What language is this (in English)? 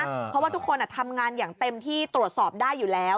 Thai